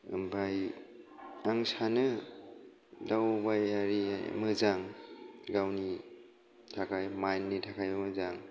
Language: Bodo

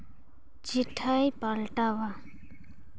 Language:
Santali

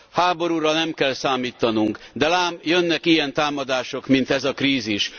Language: Hungarian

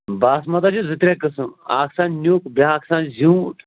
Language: Kashmiri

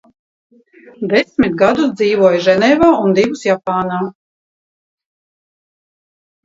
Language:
Latvian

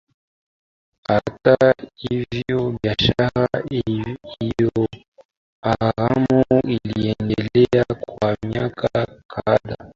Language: Swahili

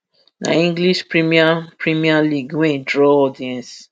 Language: Nigerian Pidgin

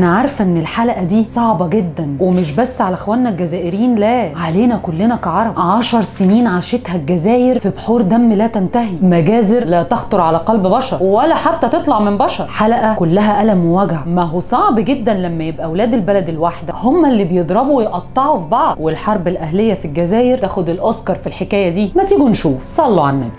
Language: Arabic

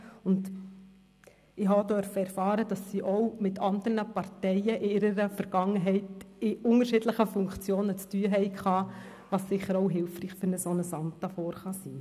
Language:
Swiss German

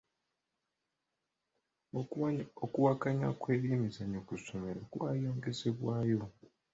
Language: Ganda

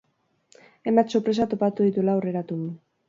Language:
Basque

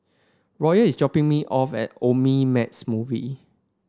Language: English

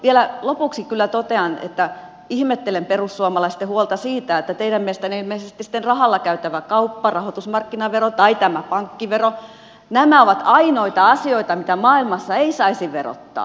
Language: Finnish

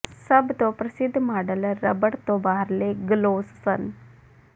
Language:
Punjabi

